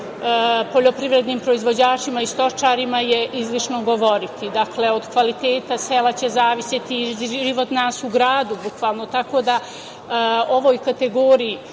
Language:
Serbian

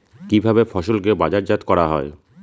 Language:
Bangla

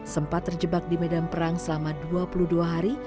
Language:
Indonesian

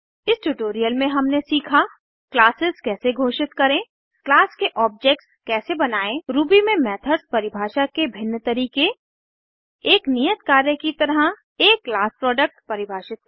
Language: Hindi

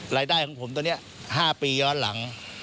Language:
Thai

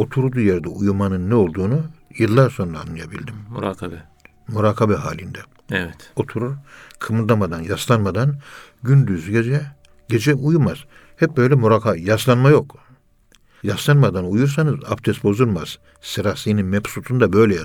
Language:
Turkish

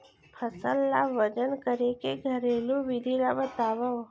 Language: Chhattisgarhi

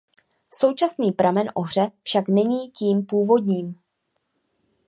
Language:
Czech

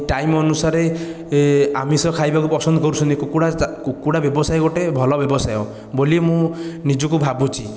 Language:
Odia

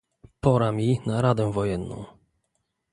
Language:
Polish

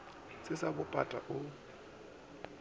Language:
Northern Sotho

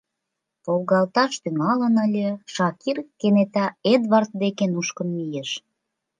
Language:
Mari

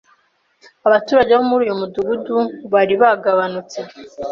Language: Kinyarwanda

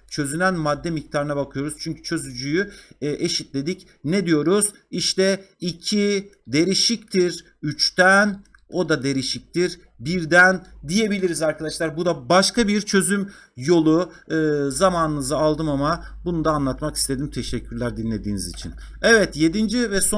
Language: Turkish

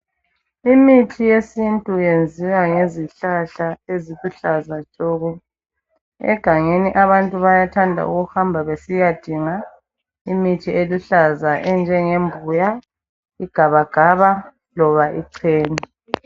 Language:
North Ndebele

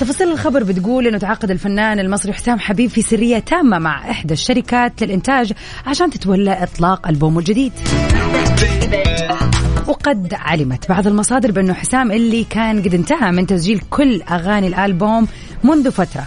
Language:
Arabic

